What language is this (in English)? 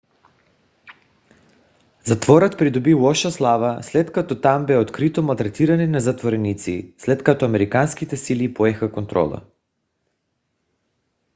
Bulgarian